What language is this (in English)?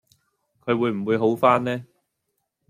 Cantonese